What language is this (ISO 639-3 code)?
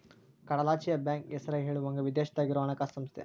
kan